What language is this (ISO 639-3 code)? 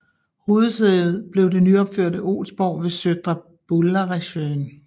dan